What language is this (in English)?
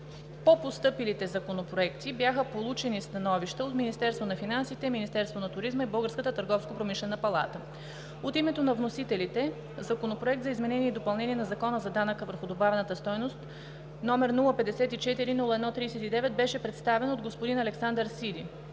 Bulgarian